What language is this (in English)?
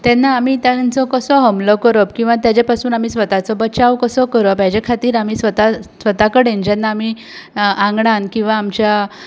Konkani